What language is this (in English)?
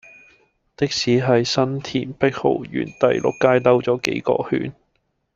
Cantonese